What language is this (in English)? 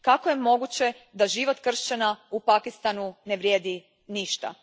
Croatian